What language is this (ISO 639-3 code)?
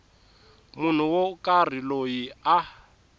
tso